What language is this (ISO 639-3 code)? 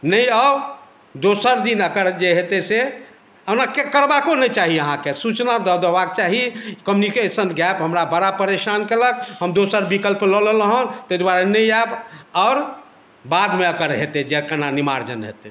mai